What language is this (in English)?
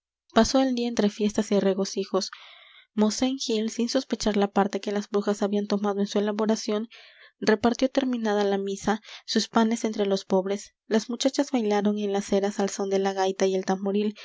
Spanish